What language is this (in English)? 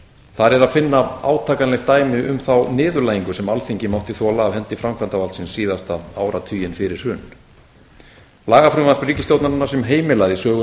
Icelandic